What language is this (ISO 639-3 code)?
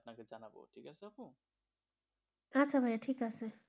ben